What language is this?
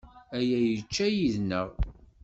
Kabyle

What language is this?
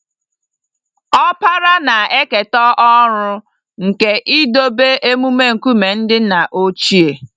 Igbo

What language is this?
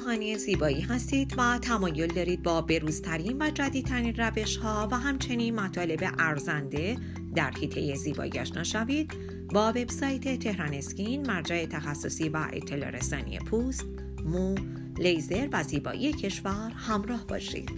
Persian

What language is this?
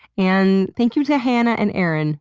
English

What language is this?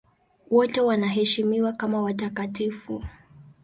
Swahili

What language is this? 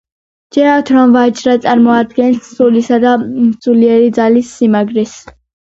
Georgian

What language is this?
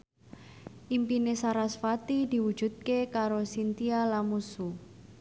Javanese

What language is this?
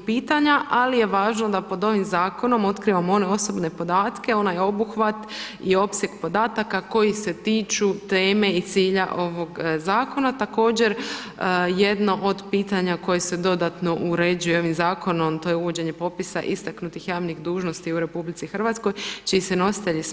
Croatian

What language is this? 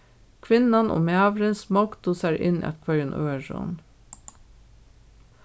Faroese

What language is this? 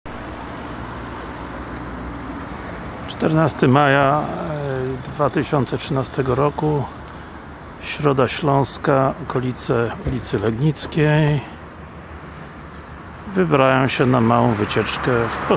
Polish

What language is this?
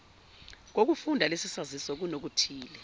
Zulu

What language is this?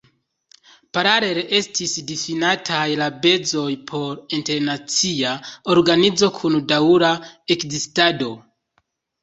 Esperanto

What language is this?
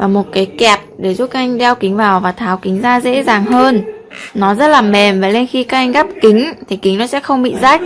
Vietnamese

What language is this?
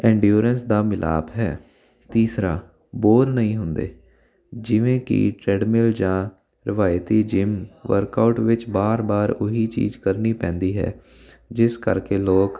Punjabi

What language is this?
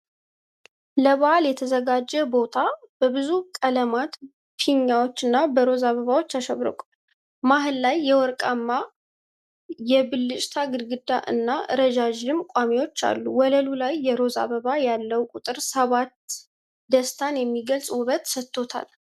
Amharic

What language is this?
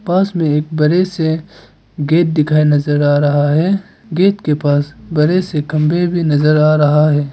Hindi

